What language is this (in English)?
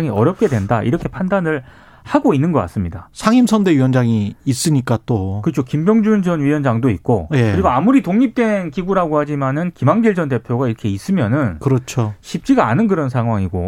Korean